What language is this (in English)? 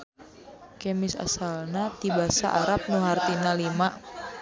Sundanese